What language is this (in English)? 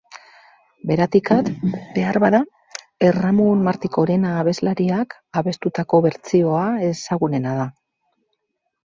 Basque